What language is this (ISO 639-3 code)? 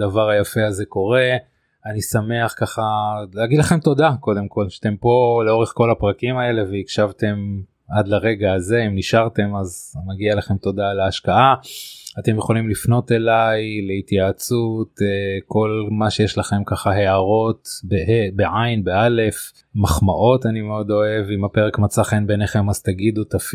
heb